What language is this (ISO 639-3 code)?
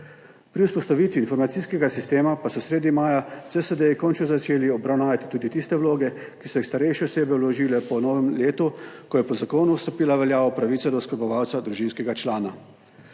slv